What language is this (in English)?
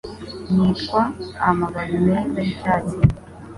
Kinyarwanda